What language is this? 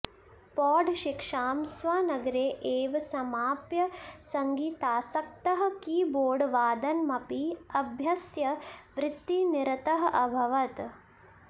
Sanskrit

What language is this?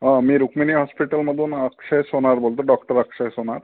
Marathi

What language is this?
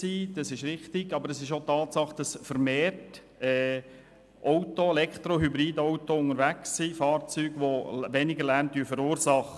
Swiss German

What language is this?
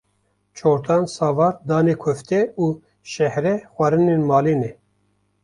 Kurdish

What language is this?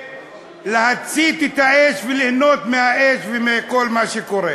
Hebrew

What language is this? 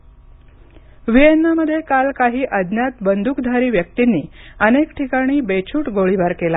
Marathi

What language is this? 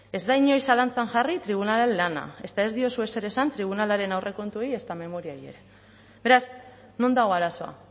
Basque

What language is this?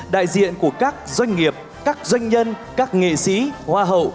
Vietnamese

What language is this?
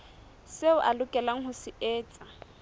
Southern Sotho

